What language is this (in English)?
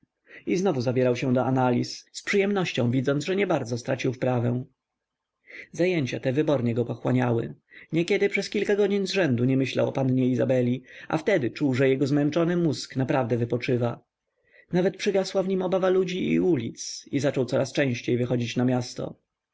Polish